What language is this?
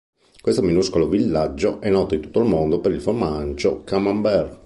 Italian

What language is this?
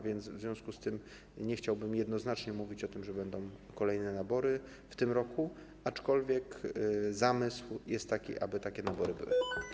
Polish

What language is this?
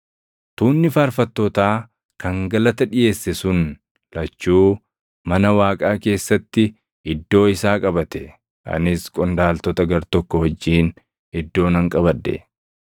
Oromo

